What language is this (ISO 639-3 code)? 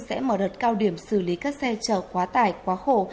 vie